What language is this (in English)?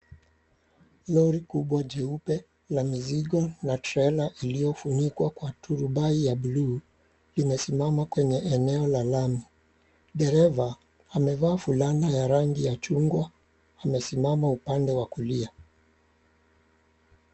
Swahili